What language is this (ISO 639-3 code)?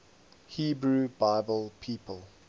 eng